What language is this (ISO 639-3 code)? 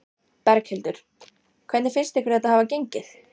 isl